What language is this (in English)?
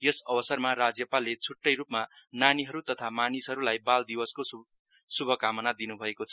Nepali